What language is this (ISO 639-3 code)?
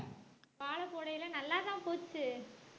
tam